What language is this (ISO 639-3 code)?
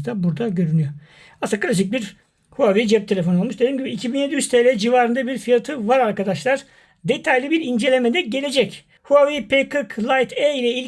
tur